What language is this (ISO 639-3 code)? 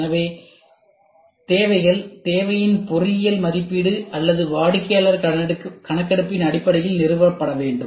tam